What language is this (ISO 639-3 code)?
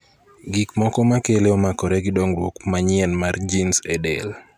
luo